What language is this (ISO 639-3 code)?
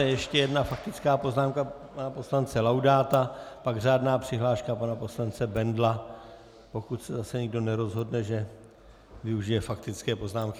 ces